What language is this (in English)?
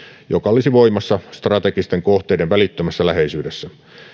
Finnish